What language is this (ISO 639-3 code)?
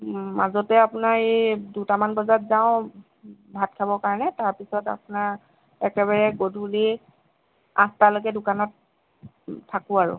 asm